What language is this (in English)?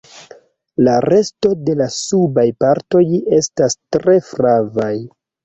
Esperanto